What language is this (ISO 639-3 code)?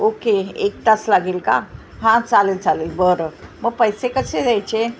mar